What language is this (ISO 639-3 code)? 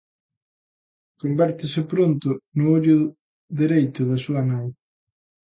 glg